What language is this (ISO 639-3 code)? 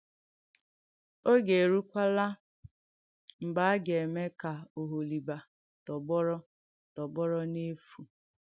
ibo